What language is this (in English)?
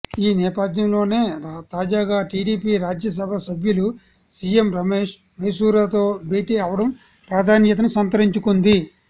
Telugu